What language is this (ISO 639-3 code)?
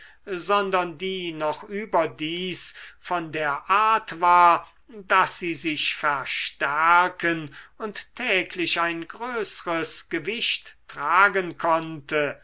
deu